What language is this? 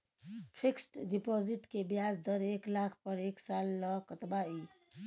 Maithili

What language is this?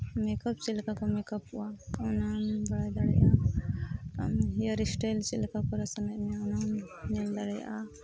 Santali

